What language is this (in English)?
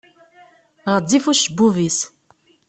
Kabyle